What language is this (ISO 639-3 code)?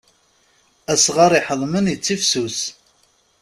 kab